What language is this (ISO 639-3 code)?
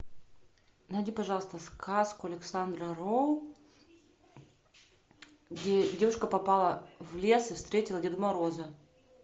rus